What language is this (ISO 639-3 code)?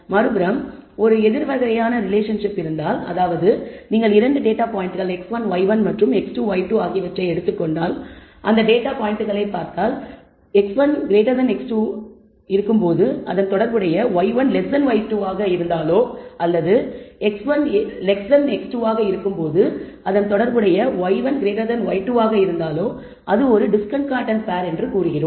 tam